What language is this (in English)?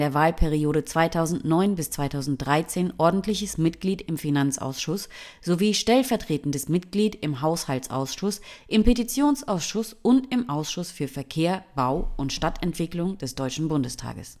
German